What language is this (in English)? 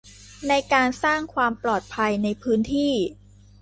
Thai